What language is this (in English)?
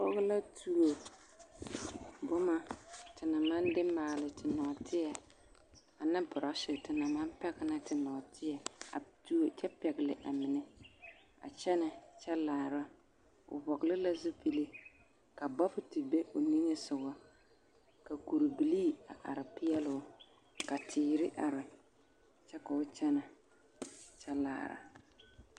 Southern Dagaare